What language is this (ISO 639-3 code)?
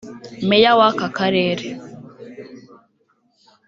kin